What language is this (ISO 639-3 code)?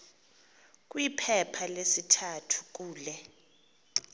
xho